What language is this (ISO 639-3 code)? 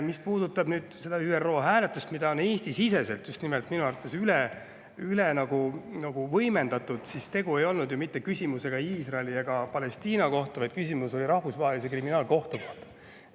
est